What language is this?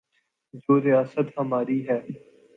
Urdu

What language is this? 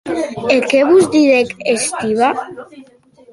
Occitan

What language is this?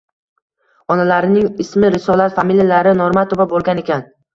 Uzbek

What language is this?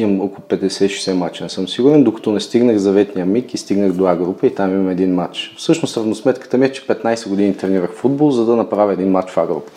Bulgarian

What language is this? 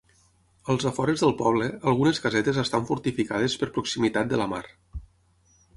Catalan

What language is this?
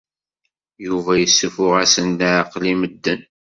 Kabyle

